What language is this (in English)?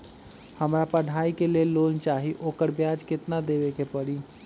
Magahi